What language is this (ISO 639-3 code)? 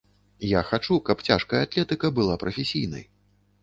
bel